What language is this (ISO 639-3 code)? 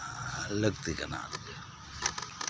sat